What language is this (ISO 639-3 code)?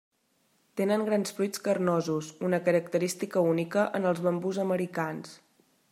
cat